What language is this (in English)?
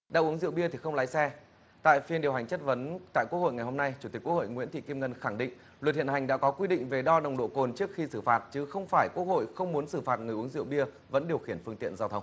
Vietnamese